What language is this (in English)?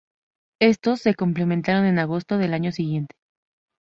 Spanish